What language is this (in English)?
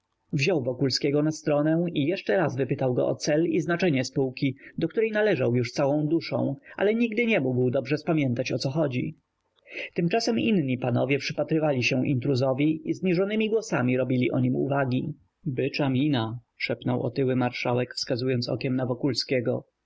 Polish